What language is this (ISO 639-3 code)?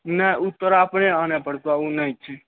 mai